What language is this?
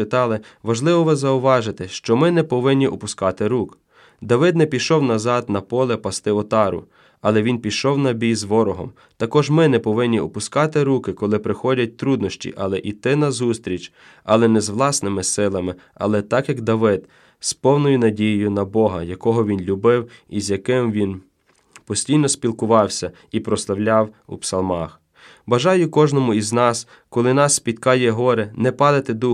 Ukrainian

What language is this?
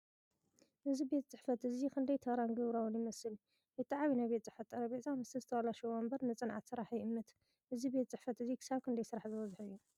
Tigrinya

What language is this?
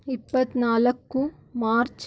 Kannada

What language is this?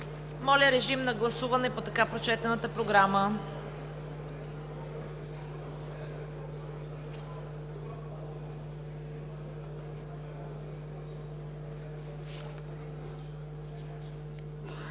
Bulgarian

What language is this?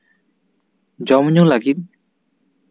Santali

